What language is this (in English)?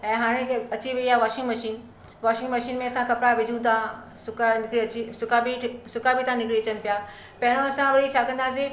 Sindhi